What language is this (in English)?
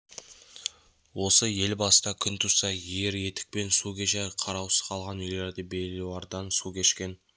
Kazakh